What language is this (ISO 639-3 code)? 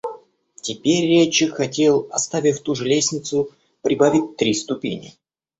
rus